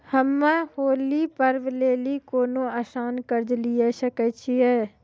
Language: Maithili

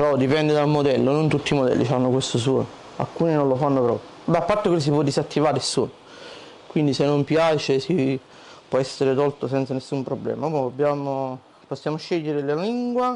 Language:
Italian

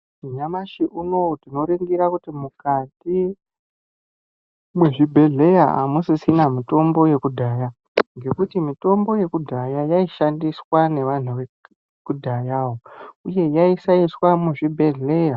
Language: Ndau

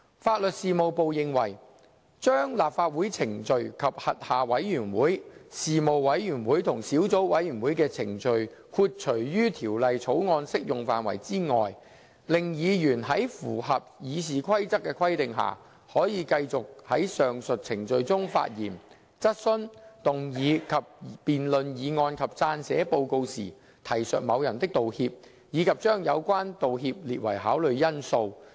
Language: Cantonese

